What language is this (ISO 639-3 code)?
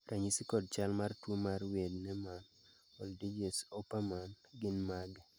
luo